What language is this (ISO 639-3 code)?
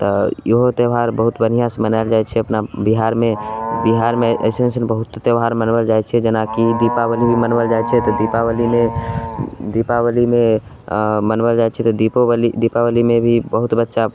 mai